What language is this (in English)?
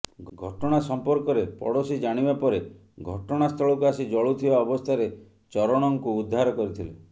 Odia